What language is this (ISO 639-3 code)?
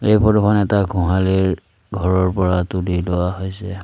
asm